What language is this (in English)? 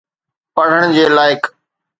Sindhi